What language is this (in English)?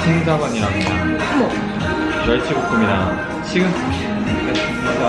Korean